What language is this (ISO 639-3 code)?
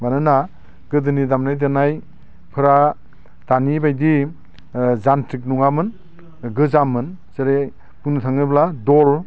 brx